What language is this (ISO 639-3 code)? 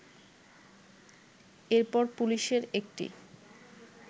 ben